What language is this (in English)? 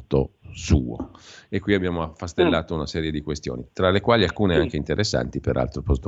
Italian